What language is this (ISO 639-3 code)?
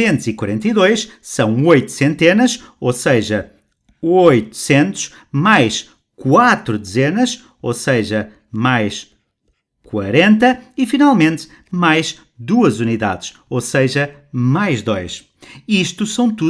por